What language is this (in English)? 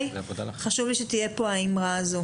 Hebrew